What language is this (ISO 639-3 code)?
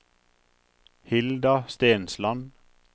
nor